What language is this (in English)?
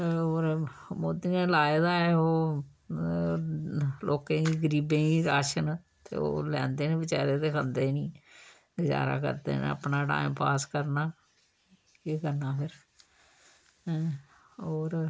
Dogri